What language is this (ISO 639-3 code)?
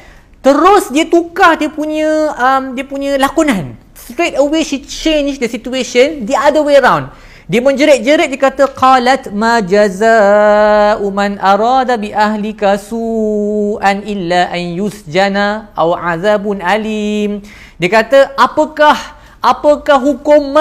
msa